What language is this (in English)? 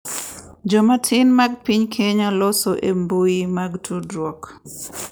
Luo (Kenya and Tanzania)